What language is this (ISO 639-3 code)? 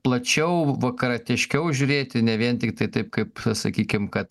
lit